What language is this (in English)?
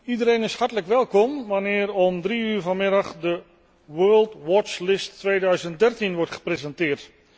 Dutch